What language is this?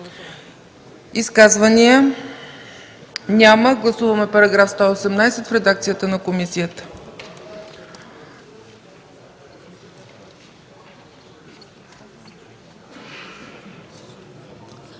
Bulgarian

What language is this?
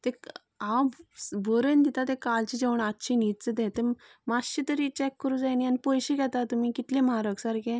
Konkani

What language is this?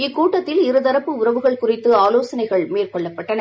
Tamil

